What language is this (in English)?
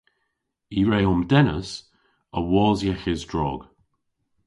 Cornish